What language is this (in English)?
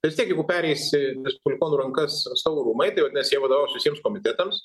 Lithuanian